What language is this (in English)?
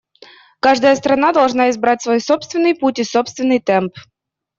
Russian